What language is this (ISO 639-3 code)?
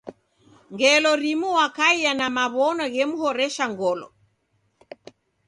dav